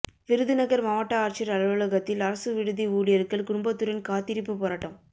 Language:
Tamil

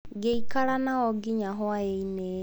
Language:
Kikuyu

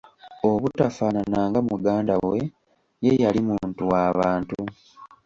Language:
Ganda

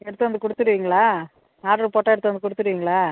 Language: Tamil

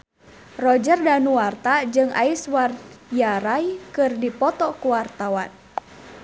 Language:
Sundanese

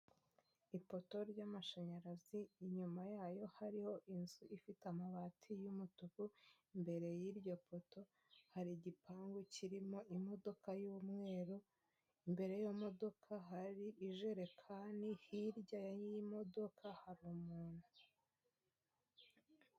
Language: Kinyarwanda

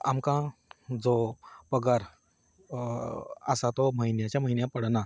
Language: Konkani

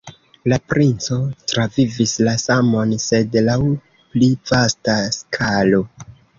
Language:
Esperanto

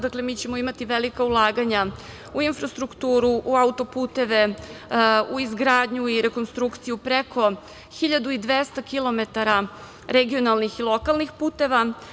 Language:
Serbian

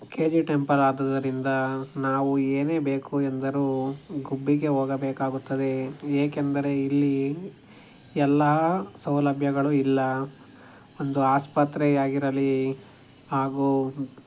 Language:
Kannada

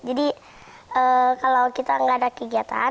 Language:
Indonesian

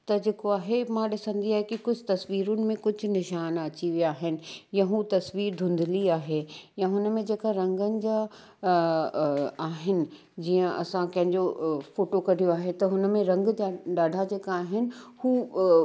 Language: Sindhi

